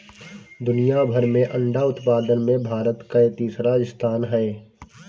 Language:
Bhojpuri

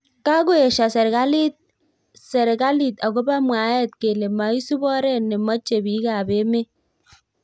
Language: Kalenjin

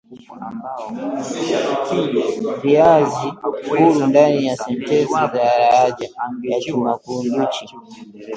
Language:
Swahili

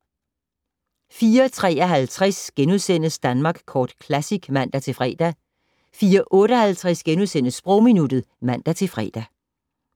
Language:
Danish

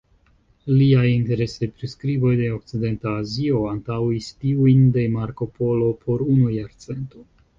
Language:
Esperanto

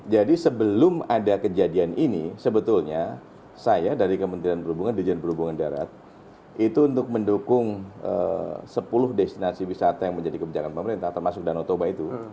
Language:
Indonesian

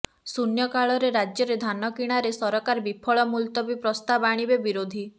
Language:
Odia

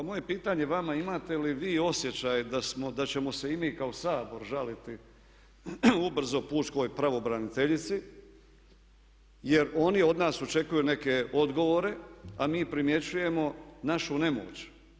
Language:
Croatian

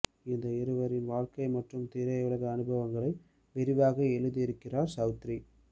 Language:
Tamil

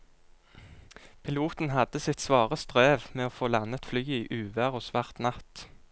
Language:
Norwegian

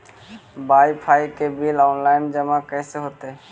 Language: Magahi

